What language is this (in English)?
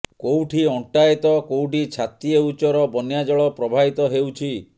Odia